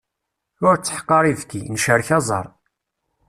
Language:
Kabyle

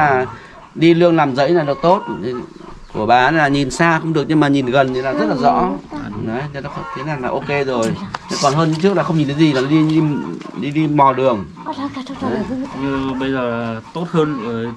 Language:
Vietnamese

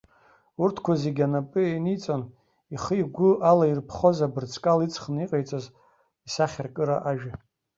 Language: Abkhazian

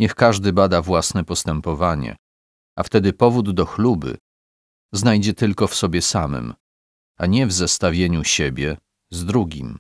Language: Polish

